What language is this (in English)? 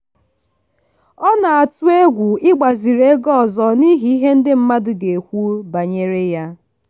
Igbo